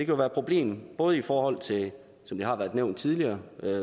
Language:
Danish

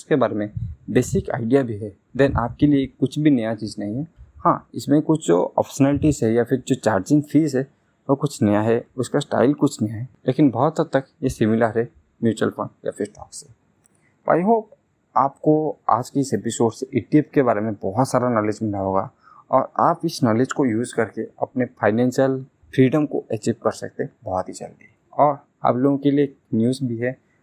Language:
Hindi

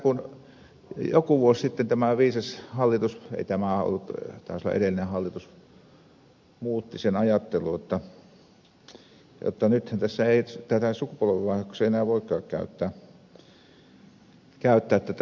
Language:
Finnish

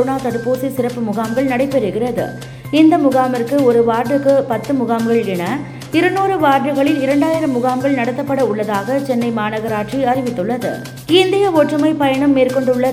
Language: Tamil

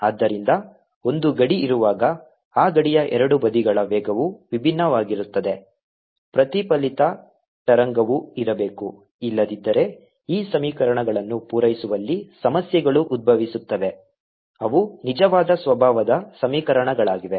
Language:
Kannada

